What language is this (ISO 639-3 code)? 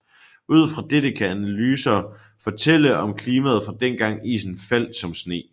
dan